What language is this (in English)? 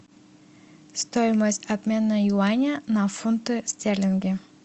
Russian